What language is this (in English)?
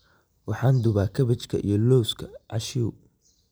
Somali